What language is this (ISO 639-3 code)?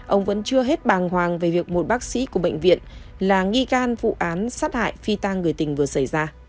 vie